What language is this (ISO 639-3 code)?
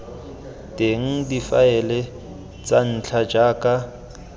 tsn